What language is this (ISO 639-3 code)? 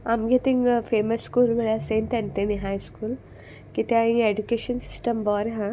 kok